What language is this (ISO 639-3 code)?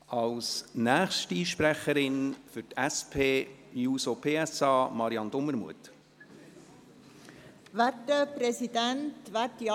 gsw